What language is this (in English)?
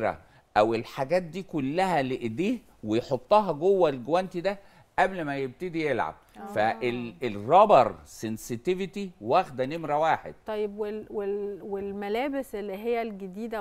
Arabic